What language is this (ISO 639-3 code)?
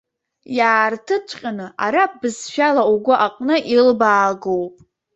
abk